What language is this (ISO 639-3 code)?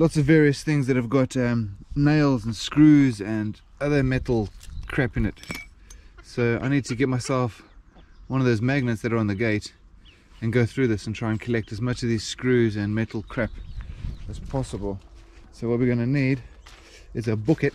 eng